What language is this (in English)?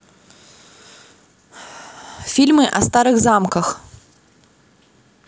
Russian